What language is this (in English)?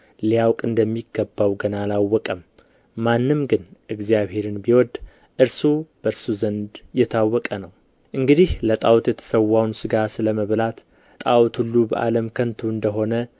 Amharic